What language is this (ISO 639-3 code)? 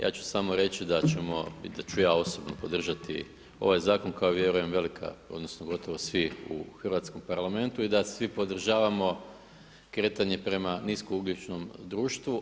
hrv